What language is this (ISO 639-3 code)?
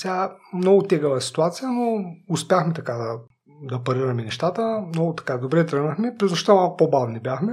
bul